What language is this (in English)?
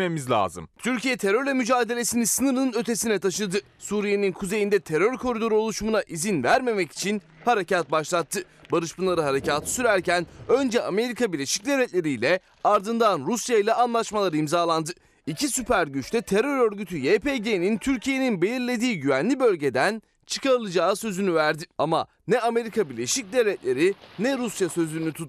Turkish